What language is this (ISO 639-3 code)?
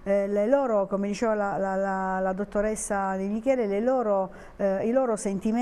ita